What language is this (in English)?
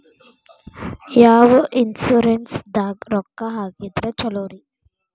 Kannada